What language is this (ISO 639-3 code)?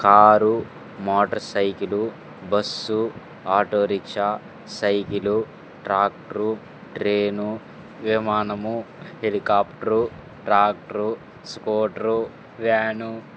tel